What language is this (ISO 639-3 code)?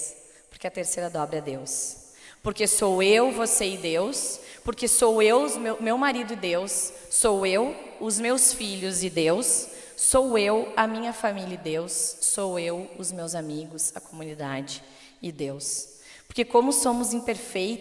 por